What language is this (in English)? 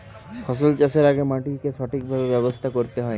Bangla